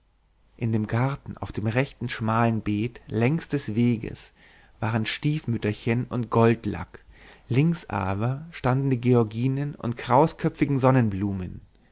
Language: German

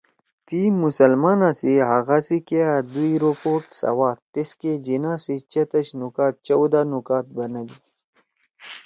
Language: Torwali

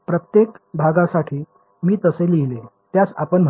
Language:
Marathi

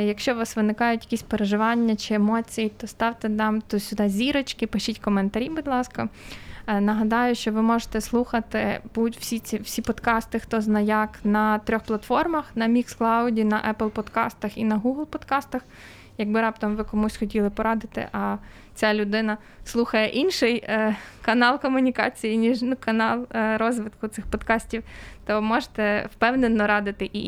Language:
Ukrainian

